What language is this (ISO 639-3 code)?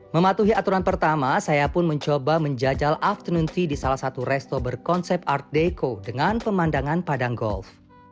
ind